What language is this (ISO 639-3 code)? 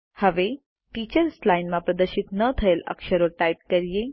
guj